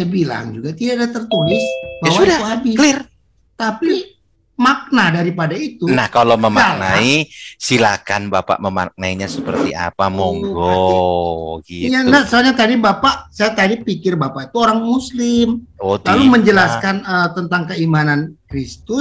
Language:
Indonesian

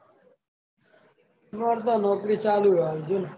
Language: Gujarati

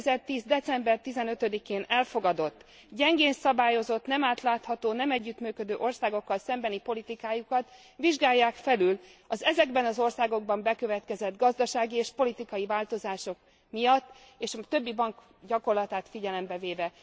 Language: Hungarian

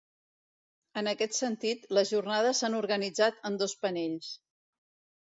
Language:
Catalan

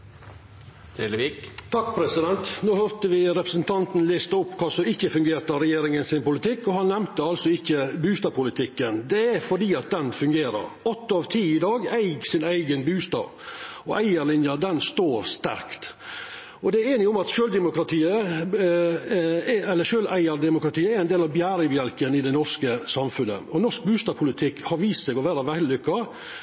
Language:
Norwegian Nynorsk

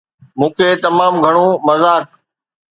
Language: Sindhi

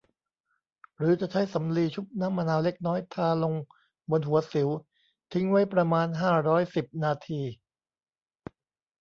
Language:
Thai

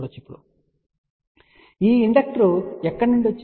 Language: Telugu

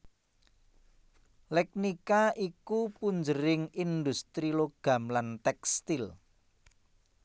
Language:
Javanese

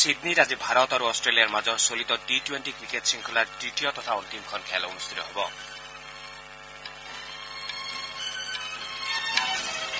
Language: Assamese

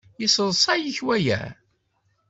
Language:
Kabyle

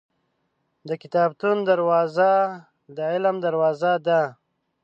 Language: Pashto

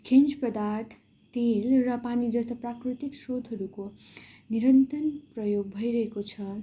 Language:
Nepali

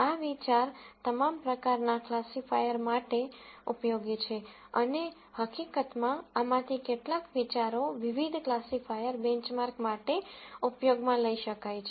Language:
Gujarati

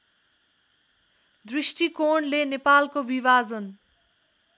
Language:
Nepali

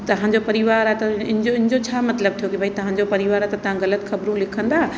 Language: Sindhi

